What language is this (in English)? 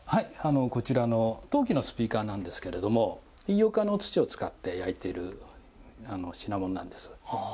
Japanese